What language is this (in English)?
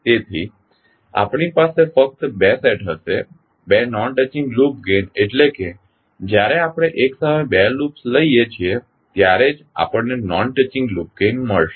Gujarati